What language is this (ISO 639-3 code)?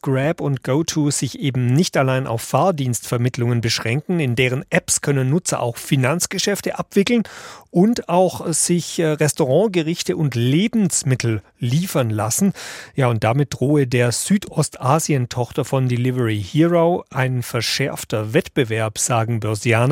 deu